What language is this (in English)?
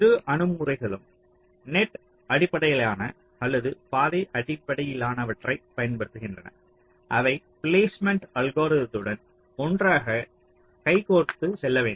Tamil